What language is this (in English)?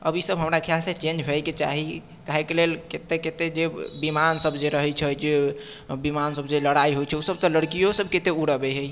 Maithili